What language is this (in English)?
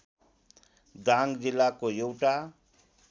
Nepali